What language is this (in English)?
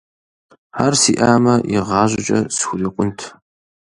Kabardian